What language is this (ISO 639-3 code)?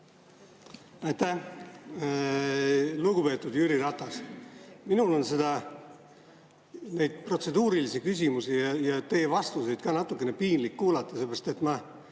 est